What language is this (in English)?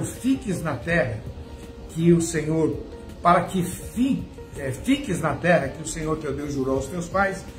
Portuguese